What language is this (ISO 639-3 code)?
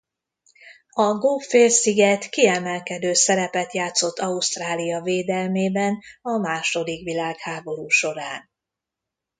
hun